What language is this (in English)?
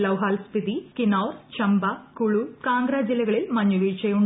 Malayalam